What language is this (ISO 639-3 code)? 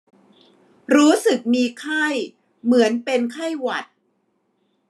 tha